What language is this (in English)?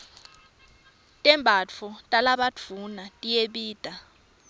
Swati